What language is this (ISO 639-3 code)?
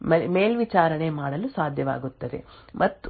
kan